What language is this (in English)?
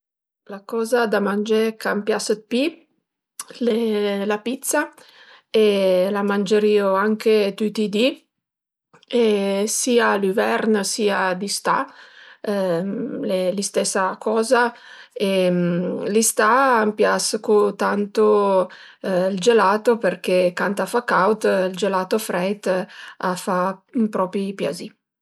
Piedmontese